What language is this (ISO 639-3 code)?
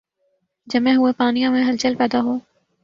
urd